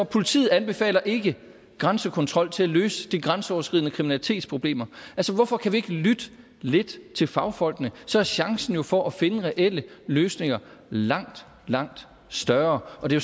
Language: Danish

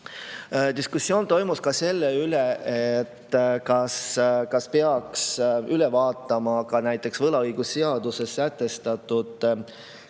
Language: Estonian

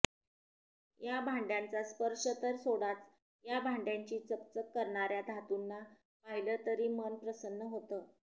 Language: Marathi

